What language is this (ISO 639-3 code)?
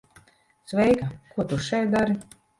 lav